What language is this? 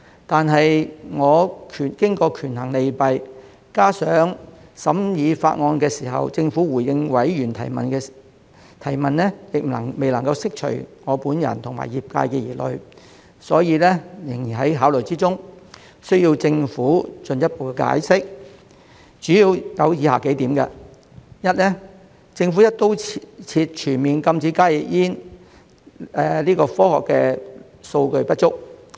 Cantonese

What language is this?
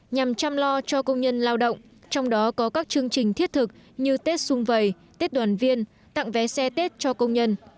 Vietnamese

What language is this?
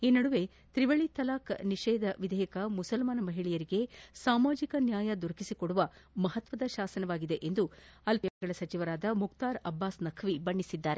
Kannada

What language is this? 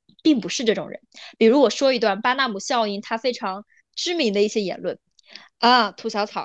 Chinese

